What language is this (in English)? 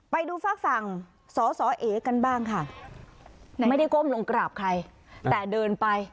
Thai